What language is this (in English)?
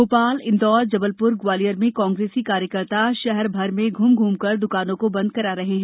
Hindi